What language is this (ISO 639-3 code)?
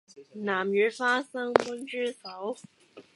yue